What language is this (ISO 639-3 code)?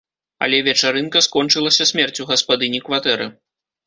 bel